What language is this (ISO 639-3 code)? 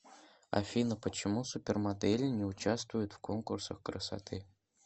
rus